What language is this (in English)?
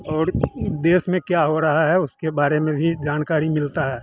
Hindi